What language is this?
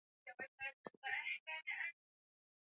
Swahili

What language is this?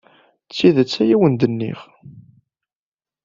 Kabyle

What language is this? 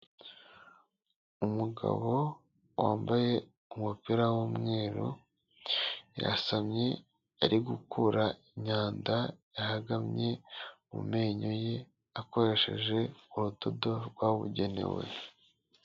Kinyarwanda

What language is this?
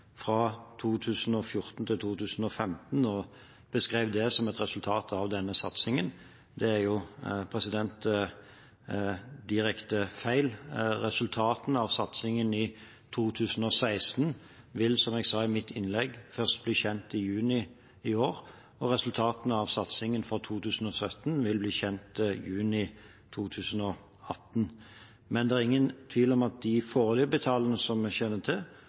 Norwegian Bokmål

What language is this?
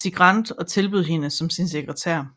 Danish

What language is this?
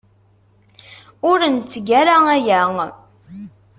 Kabyle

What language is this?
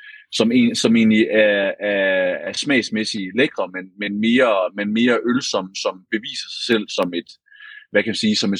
Danish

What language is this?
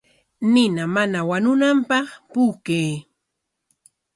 Corongo Ancash Quechua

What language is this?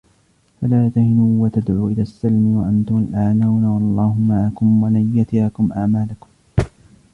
Arabic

